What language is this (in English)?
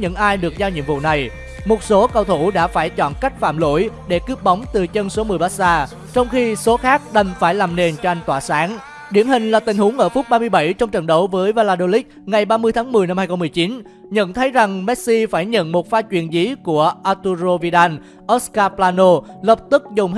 Vietnamese